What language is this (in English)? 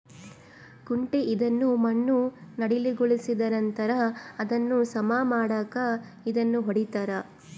Kannada